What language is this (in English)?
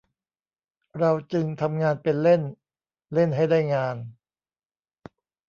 Thai